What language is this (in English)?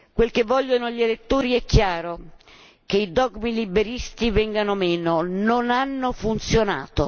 Italian